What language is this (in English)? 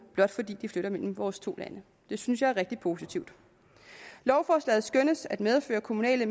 Danish